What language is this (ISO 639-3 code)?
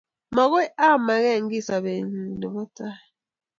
kln